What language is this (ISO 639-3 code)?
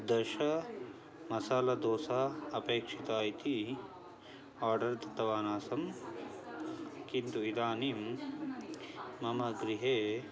san